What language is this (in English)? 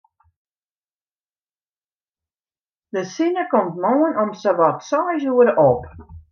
Western Frisian